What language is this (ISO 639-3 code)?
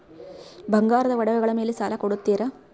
kan